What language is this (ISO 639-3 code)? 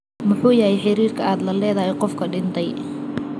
som